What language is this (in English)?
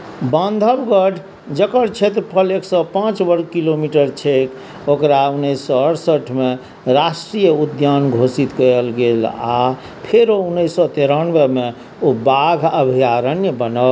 Maithili